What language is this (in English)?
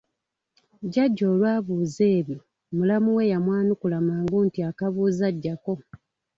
Ganda